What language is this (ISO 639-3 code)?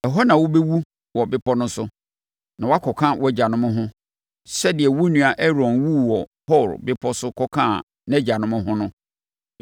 aka